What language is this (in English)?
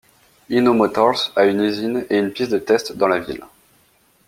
French